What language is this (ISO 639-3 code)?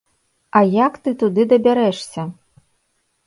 bel